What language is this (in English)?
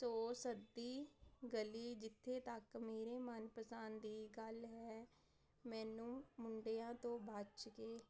Punjabi